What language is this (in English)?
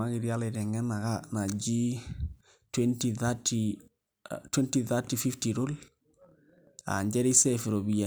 Masai